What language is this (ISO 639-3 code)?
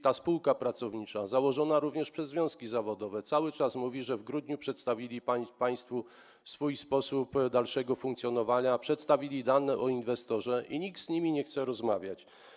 pol